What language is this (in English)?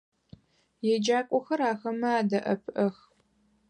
Adyghe